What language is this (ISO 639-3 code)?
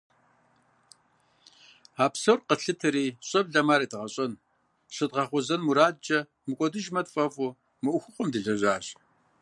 kbd